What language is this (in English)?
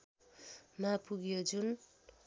Nepali